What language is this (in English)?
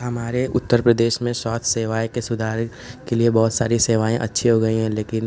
Hindi